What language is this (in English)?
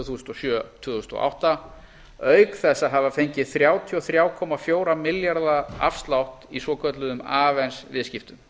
Icelandic